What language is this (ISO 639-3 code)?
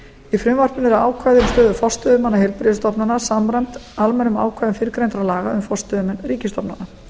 isl